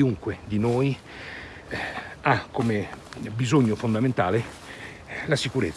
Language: Italian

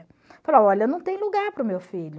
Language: Portuguese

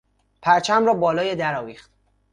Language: Persian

